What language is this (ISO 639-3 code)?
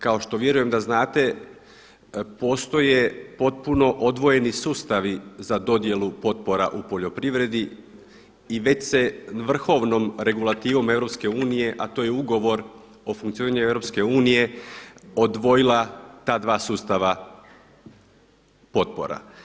hrv